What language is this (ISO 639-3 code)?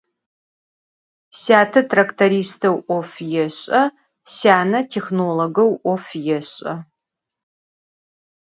ady